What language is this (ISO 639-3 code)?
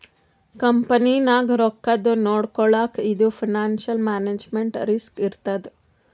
kan